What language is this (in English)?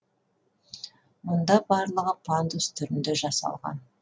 Kazakh